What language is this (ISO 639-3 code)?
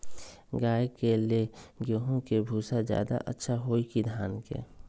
mag